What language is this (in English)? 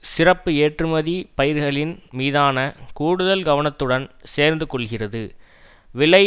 Tamil